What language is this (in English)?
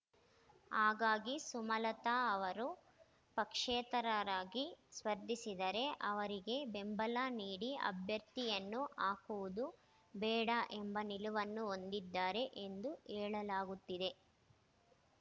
Kannada